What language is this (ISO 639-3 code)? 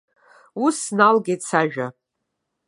abk